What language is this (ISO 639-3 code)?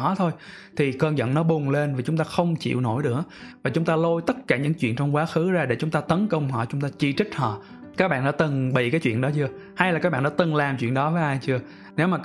vie